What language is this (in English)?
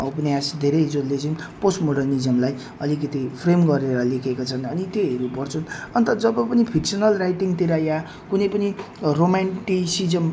Nepali